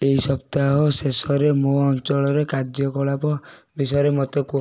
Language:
Odia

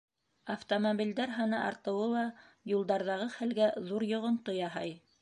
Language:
Bashkir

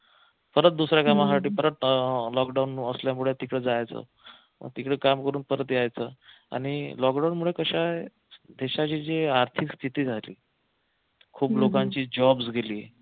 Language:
Marathi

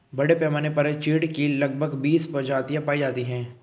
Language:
Hindi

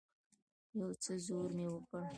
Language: Pashto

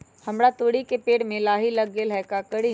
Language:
Magahi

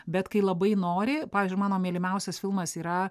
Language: Lithuanian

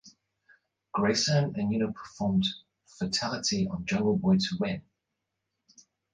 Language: English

